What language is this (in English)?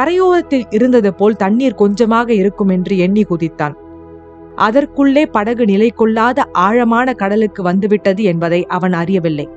Tamil